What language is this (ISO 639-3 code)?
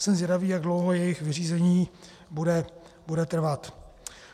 ces